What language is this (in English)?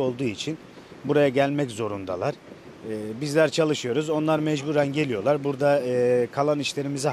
Turkish